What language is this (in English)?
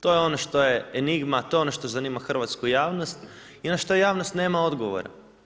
Croatian